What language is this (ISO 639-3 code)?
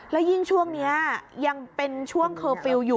tha